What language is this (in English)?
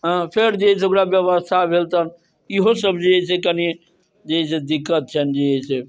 Maithili